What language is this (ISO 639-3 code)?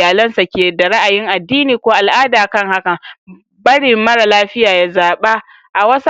hau